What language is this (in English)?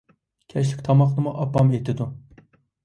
Uyghur